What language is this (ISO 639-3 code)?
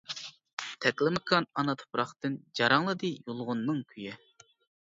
uig